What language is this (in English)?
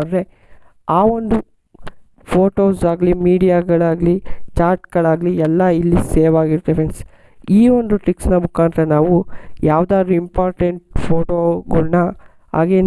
Kannada